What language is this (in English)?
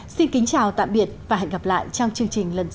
Vietnamese